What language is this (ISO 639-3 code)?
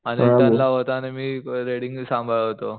mar